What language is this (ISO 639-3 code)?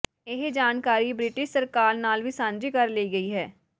pan